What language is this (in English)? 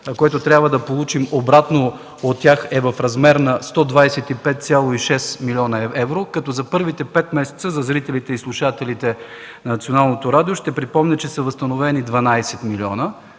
Bulgarian